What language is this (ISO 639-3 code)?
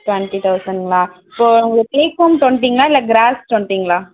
tam